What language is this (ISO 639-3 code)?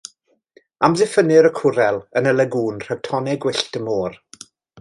cym